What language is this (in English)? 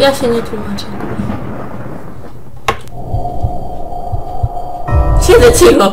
Polish